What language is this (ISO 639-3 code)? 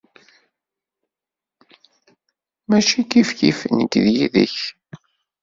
kab